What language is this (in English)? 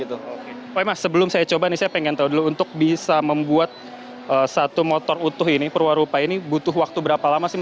Indonesian